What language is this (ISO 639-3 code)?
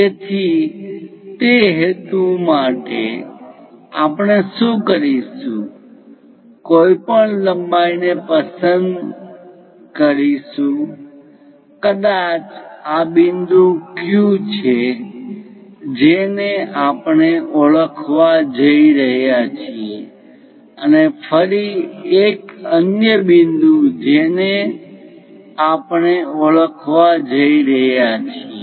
guj